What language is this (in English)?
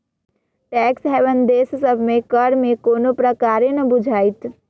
Magahi